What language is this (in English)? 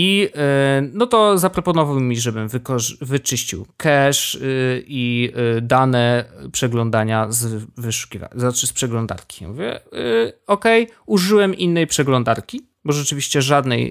Polish